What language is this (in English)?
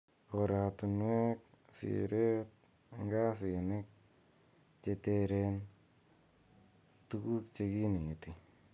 Kalenjin